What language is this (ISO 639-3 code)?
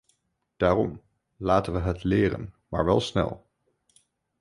nld